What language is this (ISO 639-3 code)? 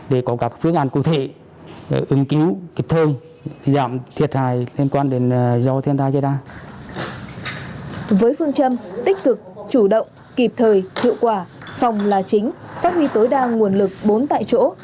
vie